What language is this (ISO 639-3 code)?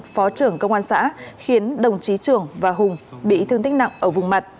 vie